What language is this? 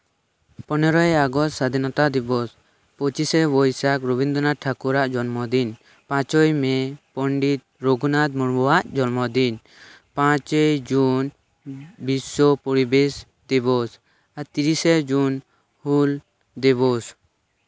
Santali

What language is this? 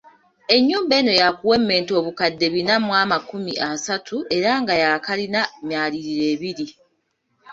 Ganda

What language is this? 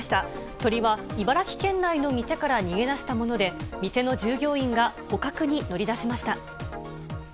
Japanese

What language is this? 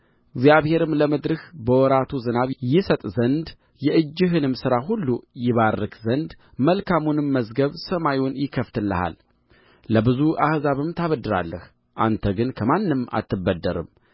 Amharic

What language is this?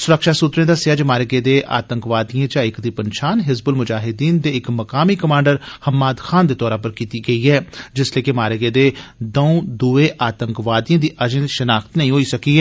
Dogri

